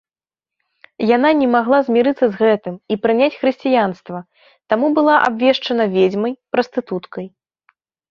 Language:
Belarusian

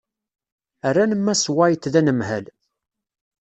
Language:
Kabyle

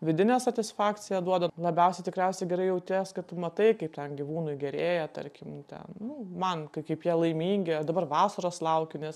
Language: Lithuanian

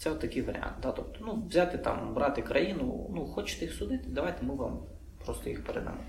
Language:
Ukrainian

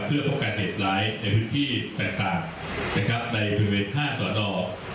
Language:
Thai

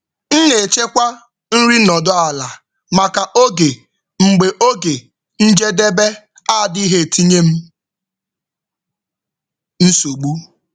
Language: Igbo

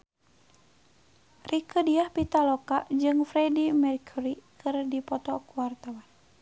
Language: Sundanese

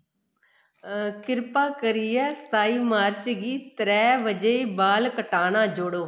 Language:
Dogri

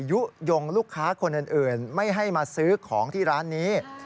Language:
Thai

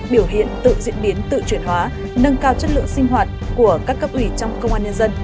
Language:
Vietnamese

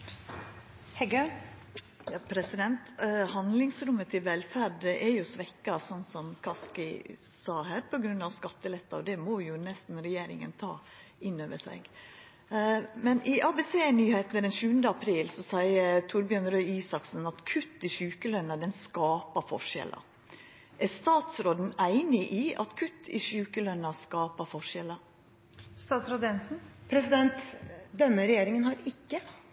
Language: Norwegian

